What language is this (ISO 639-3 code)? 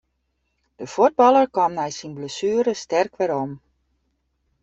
fry